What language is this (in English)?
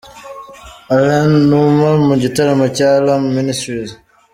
Kinyarwanda